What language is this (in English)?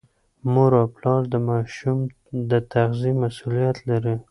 Pashto